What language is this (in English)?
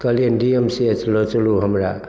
Maithili